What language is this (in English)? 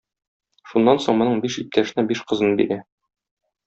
Tatar